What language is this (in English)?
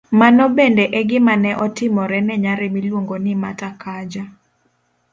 Luo (Kenya and Tanzania)